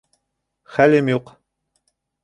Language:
Bashkir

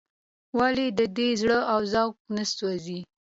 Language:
Pashto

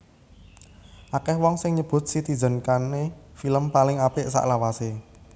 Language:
Javanese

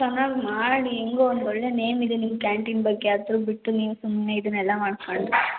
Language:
Kannada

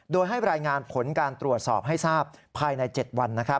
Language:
Thai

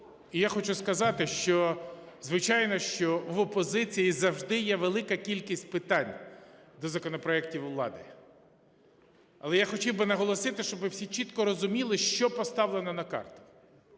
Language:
Ukrainian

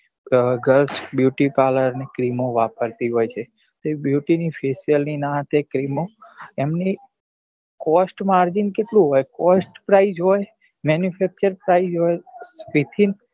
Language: Gujarati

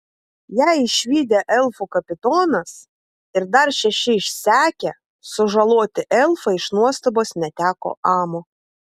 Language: Lithuanian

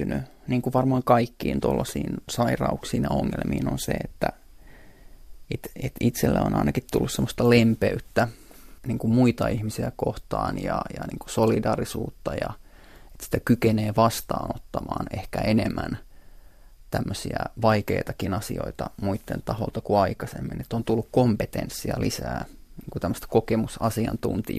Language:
Finnish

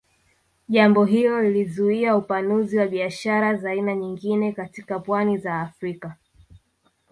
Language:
Swahili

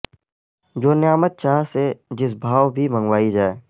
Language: Urdu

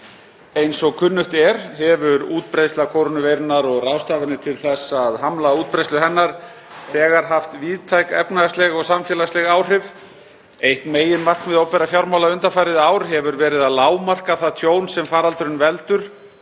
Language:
Icelandic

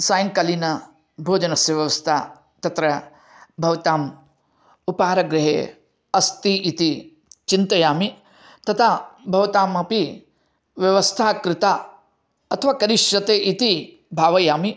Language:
Sanskrit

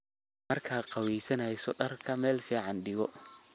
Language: Somali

